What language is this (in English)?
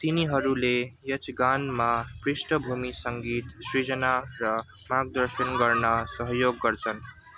Nepali